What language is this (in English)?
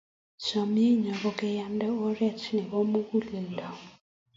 Kalenjin